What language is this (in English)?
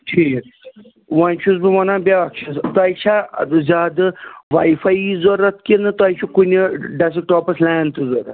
Kashmiri